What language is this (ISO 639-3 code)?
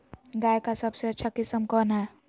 mag